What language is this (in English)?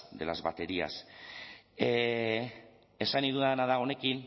Basque